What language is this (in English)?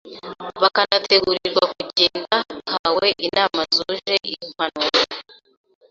Kinyarwanda